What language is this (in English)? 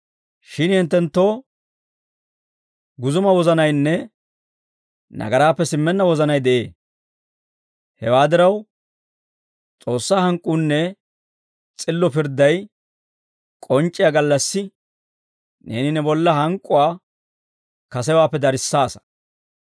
Dawro